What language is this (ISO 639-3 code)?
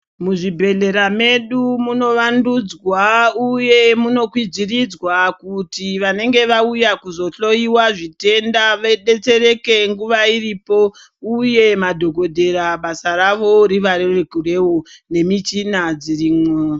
ndc